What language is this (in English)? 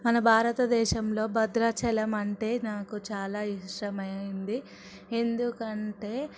Telugu